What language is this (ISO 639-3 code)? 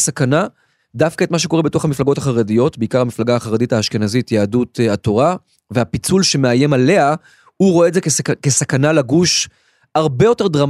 heb